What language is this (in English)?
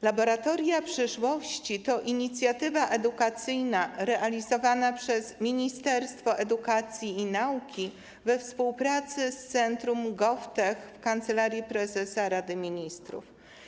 Polish